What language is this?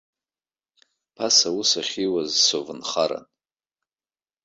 Abkhazian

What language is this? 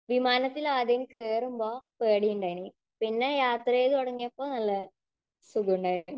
Malayalam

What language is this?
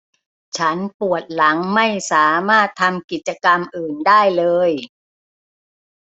Thai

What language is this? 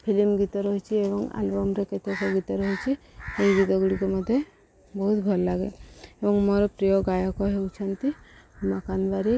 Odia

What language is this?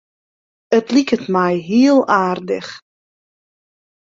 Western Frisian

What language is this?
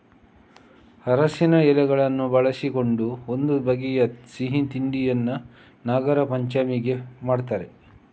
Kannada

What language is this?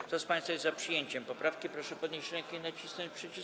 Polish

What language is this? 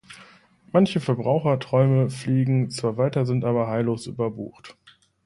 German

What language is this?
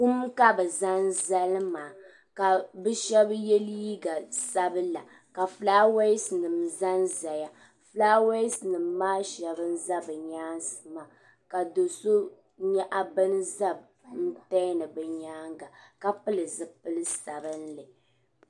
Dagbani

